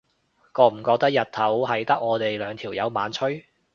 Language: Cantonese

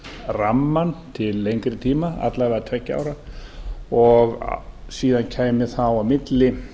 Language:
Icelandic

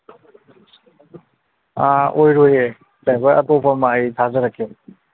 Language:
Manipuri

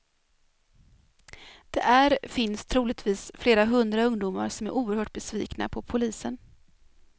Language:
Swedish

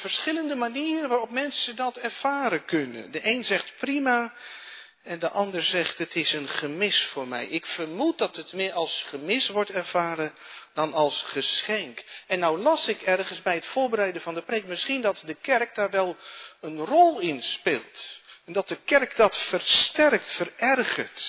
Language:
Dutch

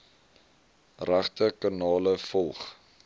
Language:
Afrikaans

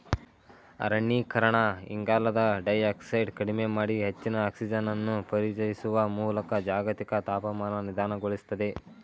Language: Kannada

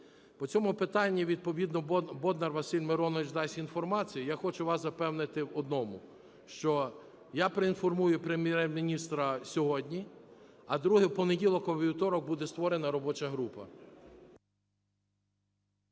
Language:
Ukrainian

